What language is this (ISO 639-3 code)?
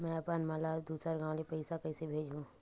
hne